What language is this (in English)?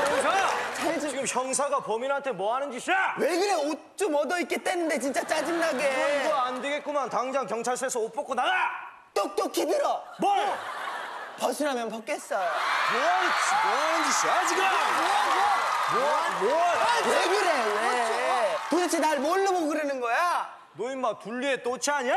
Korean